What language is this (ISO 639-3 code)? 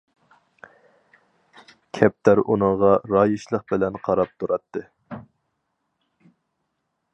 uig